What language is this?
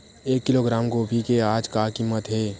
Chhattisgarhi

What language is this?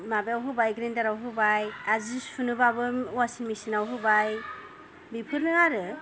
Bodo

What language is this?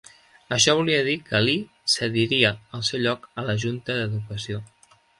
Catalan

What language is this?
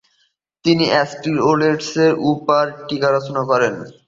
Bangla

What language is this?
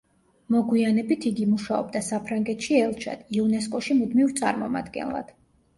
Georgian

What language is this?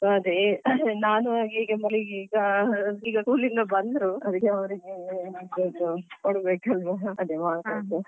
Kannada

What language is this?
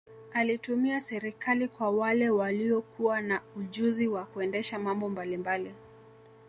Swahili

